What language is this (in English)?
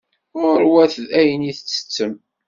Kabyle